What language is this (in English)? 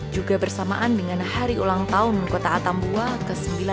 Indonesian